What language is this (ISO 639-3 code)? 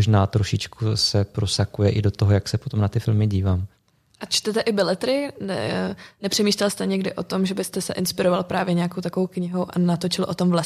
ces